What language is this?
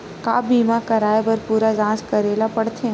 Chhattisgarhi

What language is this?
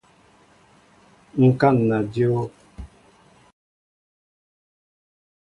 Mbo (Cameroon)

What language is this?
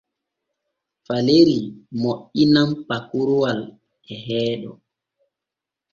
Borgu Fulfulde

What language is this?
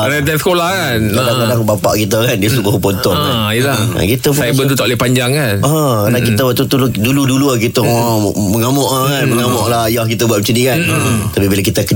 Malay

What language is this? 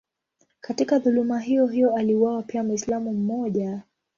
Swahili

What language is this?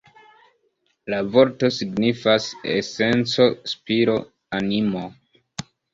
Esperanto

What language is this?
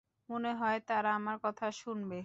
Bangla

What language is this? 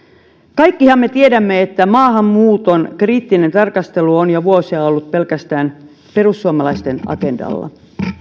Finnish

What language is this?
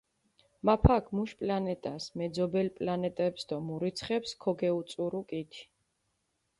Mingrelian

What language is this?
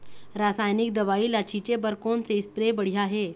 Chhattisgarhi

